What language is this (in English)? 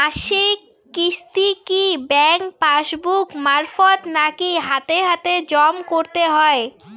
Bangla